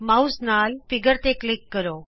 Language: Punjabi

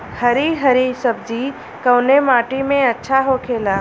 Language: Bhojpuri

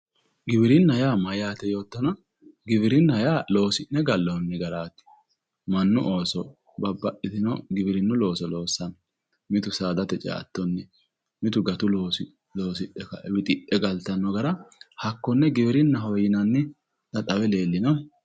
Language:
Sidamo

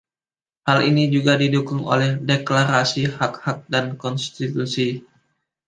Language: Indonesian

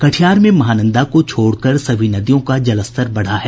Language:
Hindi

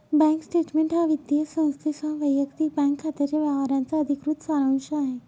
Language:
Marathi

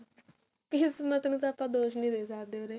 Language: Punjabi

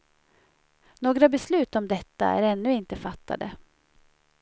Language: Swedish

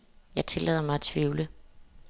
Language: Danish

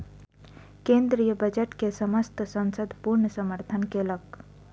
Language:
Maithili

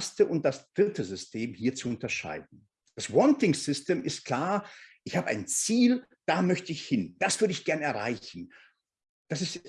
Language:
German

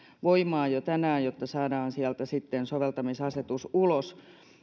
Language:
Finnish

